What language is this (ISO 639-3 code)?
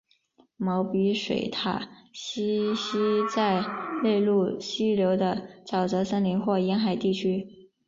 zho